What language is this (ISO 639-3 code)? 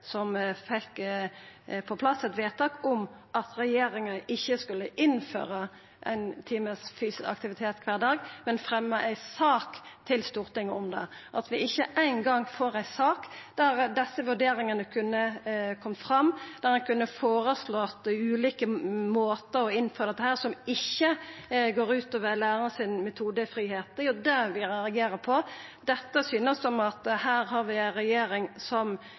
nno